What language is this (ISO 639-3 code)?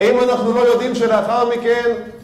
heb